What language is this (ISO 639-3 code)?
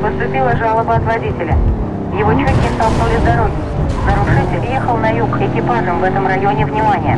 rus